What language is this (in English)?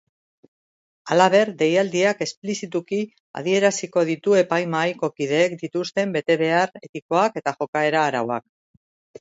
Basque